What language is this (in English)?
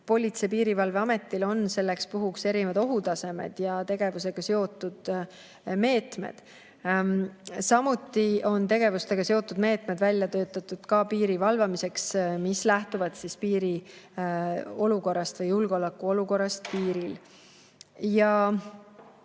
Estonian